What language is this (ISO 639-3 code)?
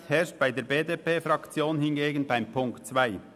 gsw